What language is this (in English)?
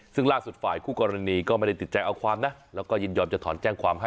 Thai